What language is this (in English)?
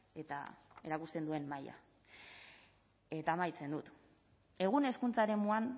Basque